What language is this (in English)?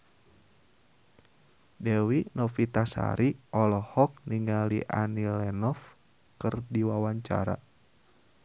Sundanese